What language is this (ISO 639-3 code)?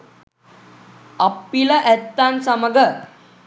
sin